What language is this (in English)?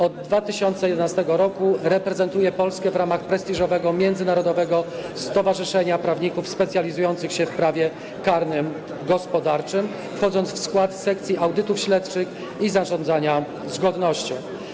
Polish